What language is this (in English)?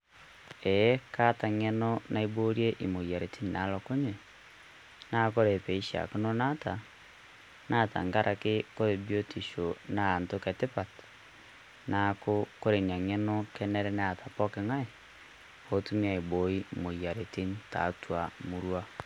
Masai